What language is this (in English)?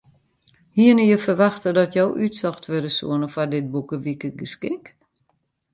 Western Frisian